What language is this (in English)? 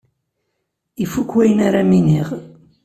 Kabyle